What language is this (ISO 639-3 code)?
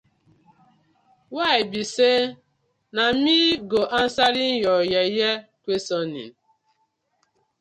pcm